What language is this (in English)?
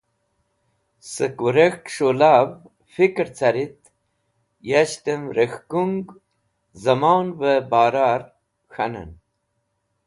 Wakhi